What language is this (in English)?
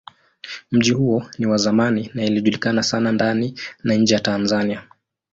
Swahili